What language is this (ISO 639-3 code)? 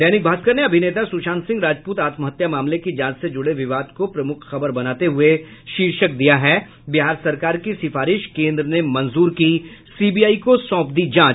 hin